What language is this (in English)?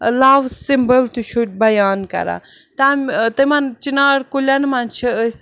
Kashmiri